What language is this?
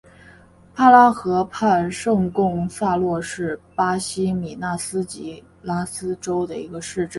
Chinese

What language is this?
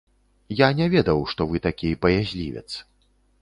Belarusian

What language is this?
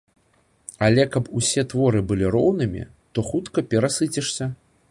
Belarusian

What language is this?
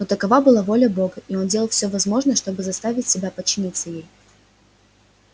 Russian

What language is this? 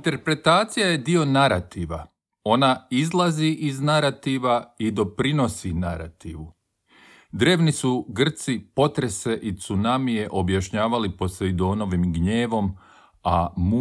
Croatian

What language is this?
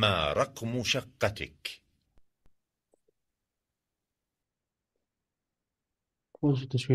Arabic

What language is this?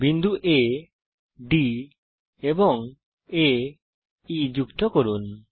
Bangla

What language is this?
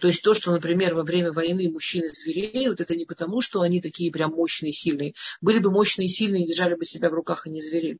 Russian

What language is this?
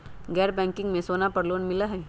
Magahi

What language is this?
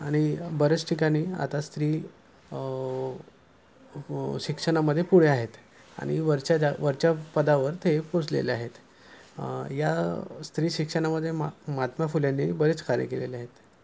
Marathi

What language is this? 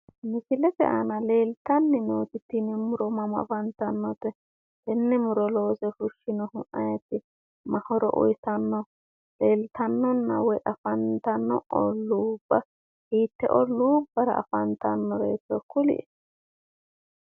Sidamo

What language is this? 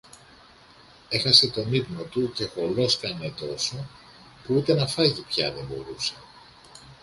Greek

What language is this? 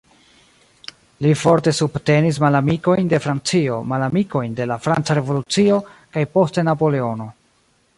Esperanto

